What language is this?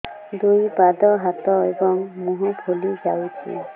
Odia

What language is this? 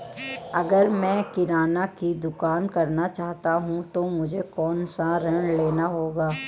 Hindi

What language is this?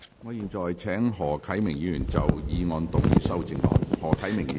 Cantonese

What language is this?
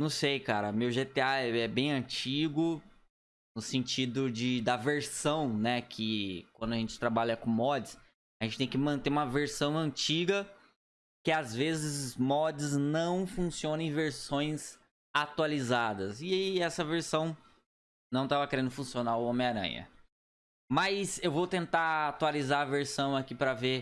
Portuguese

